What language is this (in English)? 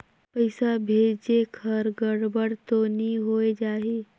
Chhattisgarhi